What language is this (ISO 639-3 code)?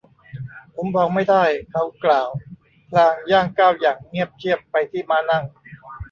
tha